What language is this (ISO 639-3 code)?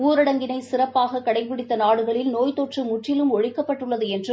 tam